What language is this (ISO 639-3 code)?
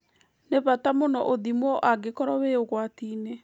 kik